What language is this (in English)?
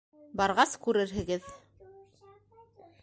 Bashkir